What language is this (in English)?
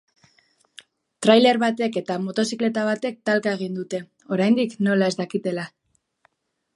Basque